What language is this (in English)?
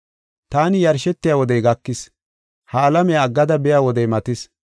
Gofa